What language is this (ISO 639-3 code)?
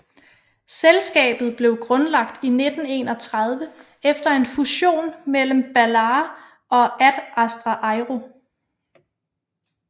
dan